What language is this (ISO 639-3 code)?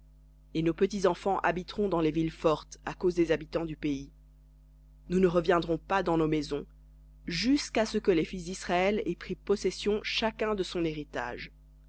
fra